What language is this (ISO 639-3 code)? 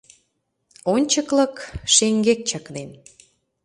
chm